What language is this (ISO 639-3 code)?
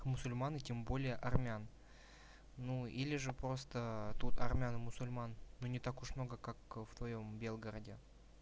rus